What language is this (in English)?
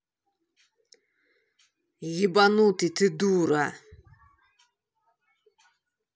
Russian